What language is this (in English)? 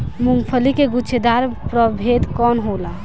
Bhojpuri